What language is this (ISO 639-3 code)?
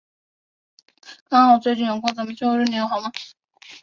zho